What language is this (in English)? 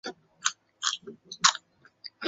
Chinese